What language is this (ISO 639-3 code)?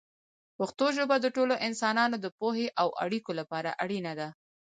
pus